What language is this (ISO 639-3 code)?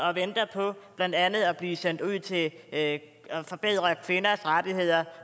dan